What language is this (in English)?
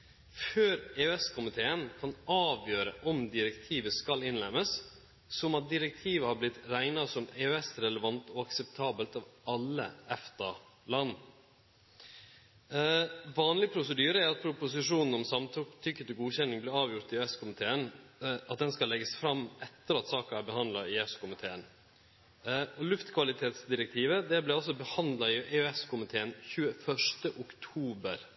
Norwegian Nynorsk